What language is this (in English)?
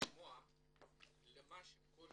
Hebrew